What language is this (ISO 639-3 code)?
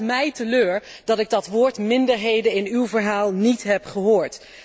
nld